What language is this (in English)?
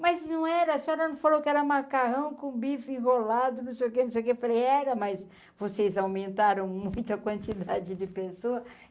Portuguese